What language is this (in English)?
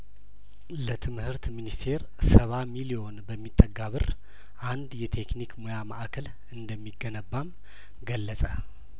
Amharic